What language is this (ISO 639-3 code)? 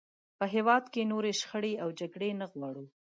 pus